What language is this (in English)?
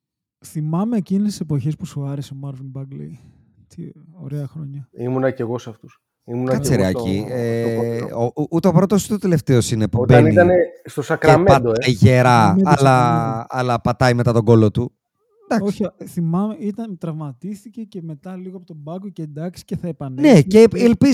Greek